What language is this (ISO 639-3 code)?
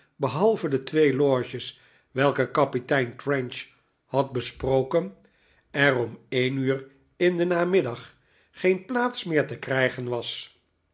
nld